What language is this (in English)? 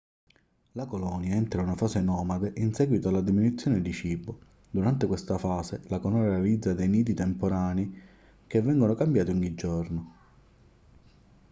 Italian